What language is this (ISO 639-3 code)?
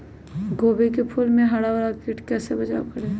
mag